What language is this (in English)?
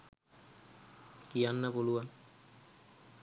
Sinhala